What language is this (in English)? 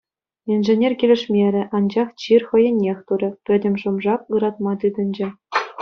Chuvash